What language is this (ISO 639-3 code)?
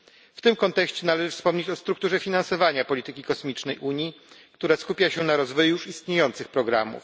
pol